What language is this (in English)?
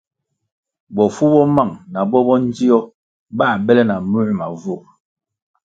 Kwasio